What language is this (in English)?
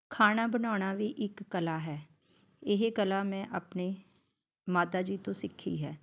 Punjabi